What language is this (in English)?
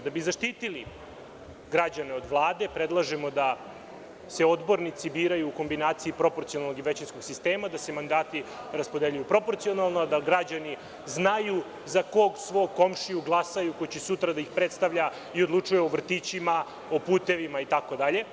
Serbian